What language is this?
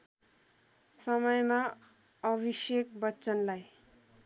Nepali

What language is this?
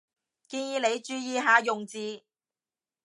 Cantonese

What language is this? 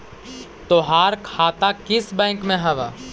Magahi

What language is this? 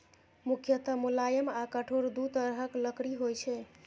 Maithili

